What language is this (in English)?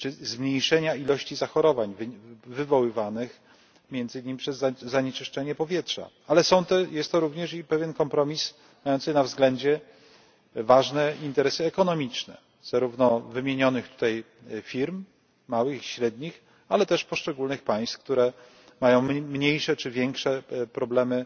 Polish